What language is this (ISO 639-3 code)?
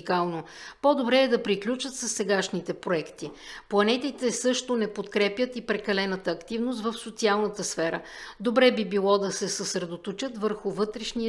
bul